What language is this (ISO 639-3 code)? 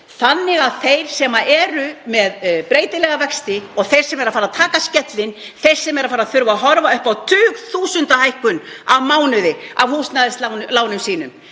isl